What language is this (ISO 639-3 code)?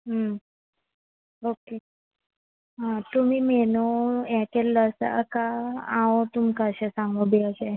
kok